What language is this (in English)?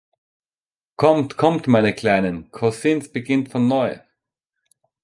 German